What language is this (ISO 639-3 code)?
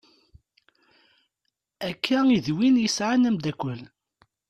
kab